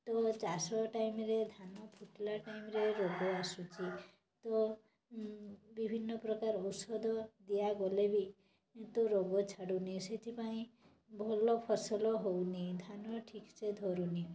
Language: Odia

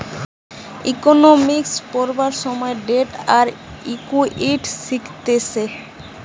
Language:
Bangla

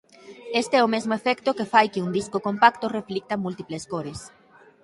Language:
Galician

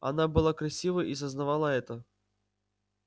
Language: Russian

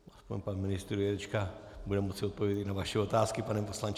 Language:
Czech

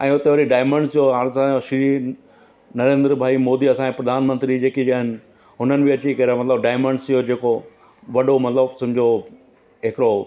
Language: Sindhi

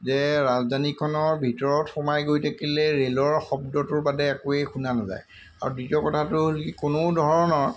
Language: Assamese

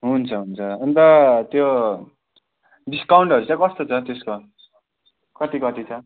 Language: Nepali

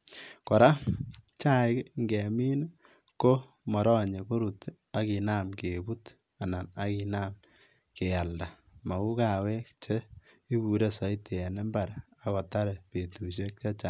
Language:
Kalenjin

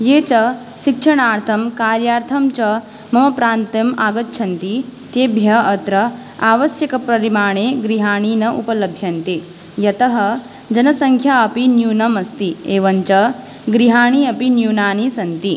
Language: Sanskrit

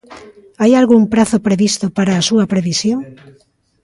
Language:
Galician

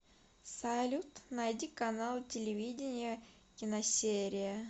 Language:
Russian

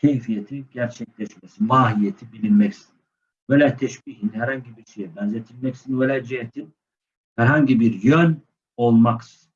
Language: Turkish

